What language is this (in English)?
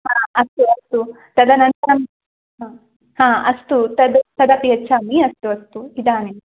Sanskrit